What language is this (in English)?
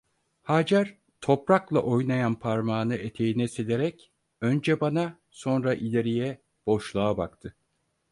Turkish